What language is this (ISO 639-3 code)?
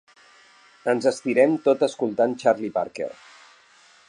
cat